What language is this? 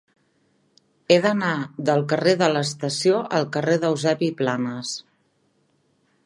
Catalan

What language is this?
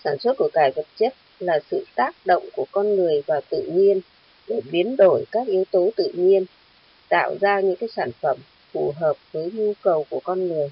Vietnamese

